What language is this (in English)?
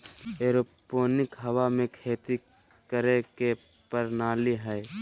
Magahi